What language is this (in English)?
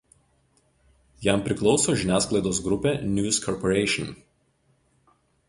Lithuanian